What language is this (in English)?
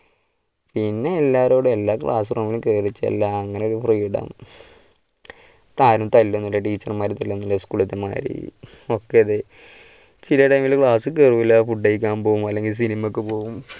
Malayalam